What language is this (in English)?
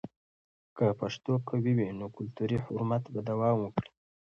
Pashto